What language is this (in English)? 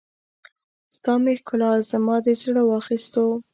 Pashto